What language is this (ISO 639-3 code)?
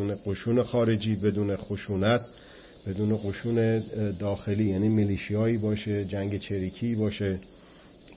fas